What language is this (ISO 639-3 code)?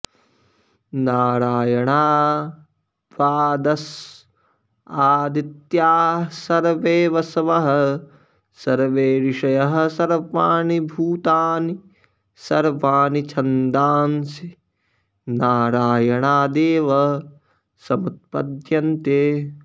san